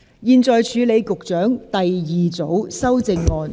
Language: Cantonese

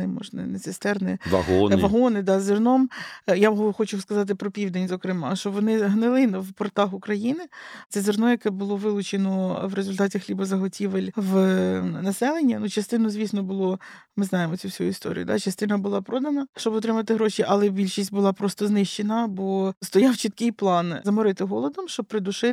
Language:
Ukrainian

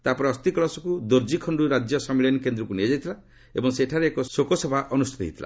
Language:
Odia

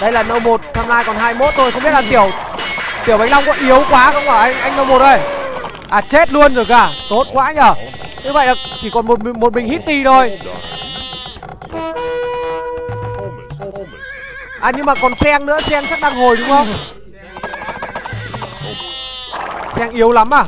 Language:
Vietnamese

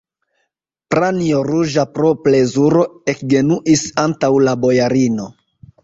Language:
Esperanto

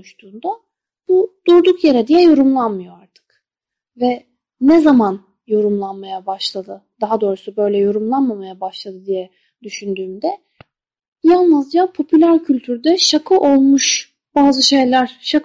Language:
Turkish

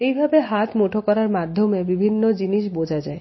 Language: Bangla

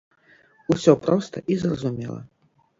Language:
Belarusian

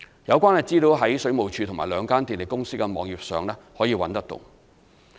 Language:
Cantonese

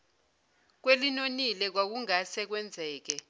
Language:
Zulu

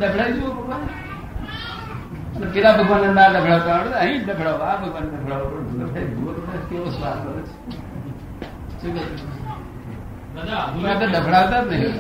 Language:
Gujarati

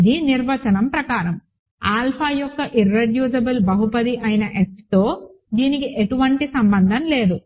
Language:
Telugu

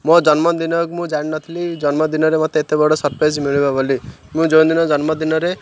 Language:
Odia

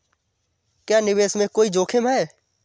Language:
Hindi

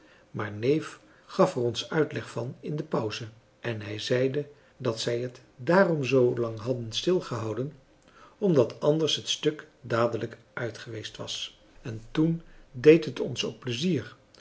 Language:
Dutch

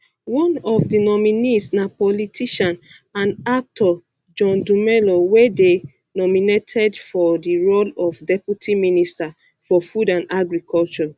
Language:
Nigerian Pidgin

